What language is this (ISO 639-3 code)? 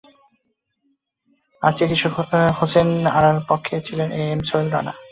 ben